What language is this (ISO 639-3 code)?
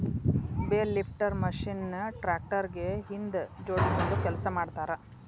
kan